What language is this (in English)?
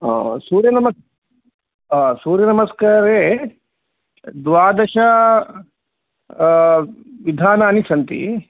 Sanskrit